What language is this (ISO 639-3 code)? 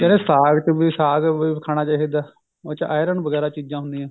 pan